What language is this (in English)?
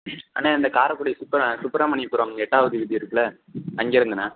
Tamil